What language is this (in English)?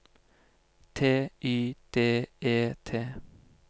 Norwegian